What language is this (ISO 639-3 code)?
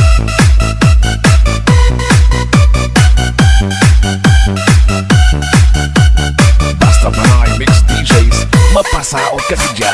vie